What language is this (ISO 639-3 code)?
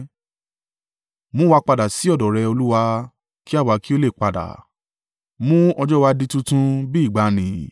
yor